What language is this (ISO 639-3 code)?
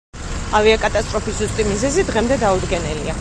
kat